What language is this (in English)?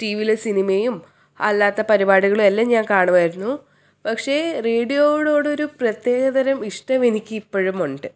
Malayalam